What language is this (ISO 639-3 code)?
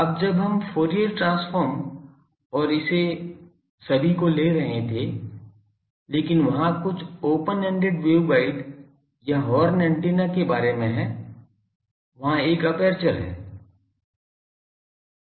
hin